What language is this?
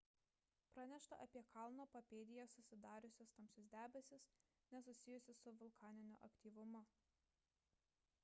Lithuanian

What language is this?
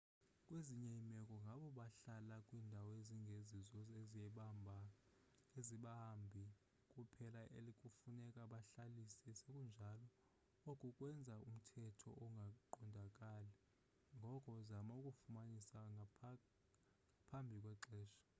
Xhosa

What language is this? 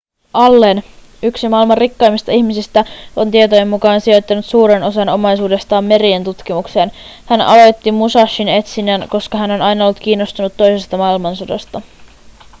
Finnish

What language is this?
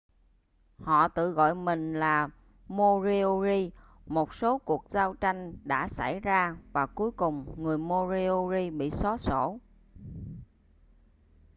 Vietnamese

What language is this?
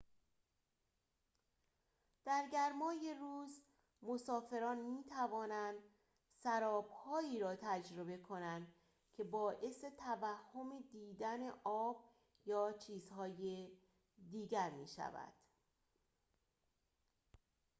Persian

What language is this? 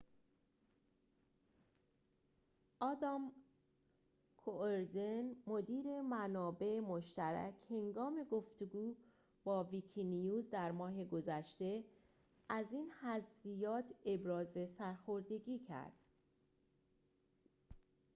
Persian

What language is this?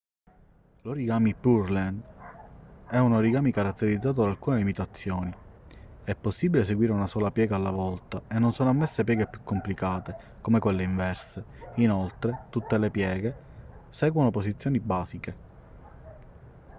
Italian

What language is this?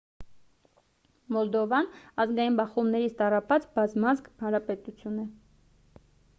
Armenian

